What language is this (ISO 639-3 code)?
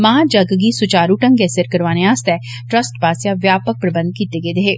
doi